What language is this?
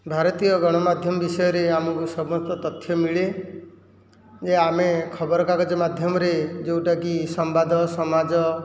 Odia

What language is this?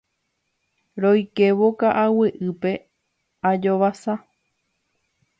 Guarani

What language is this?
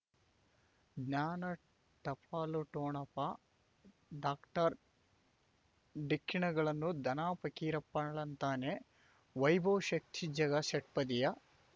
Kannada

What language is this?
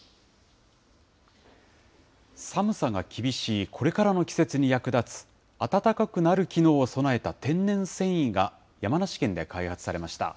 Japanese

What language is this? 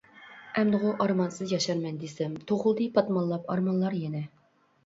Uyghur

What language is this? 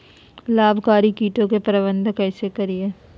Magahi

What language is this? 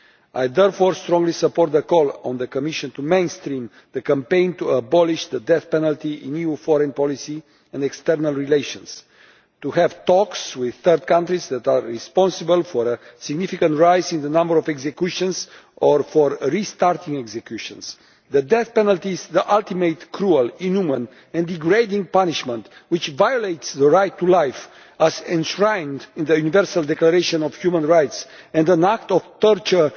English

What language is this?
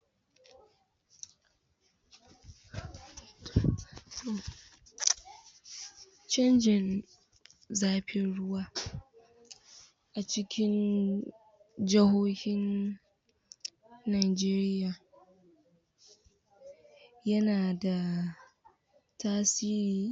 Hausa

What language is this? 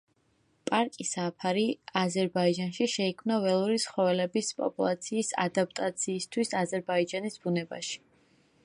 Georgian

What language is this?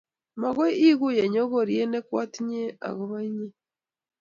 Kalenjin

